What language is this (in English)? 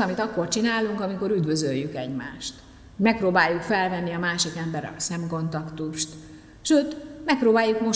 Hungarian